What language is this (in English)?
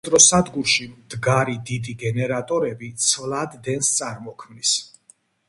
Georgian